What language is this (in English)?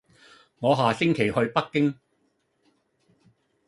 Cantonese